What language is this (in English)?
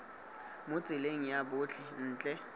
Tswana